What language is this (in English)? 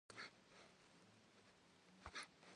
Kabardian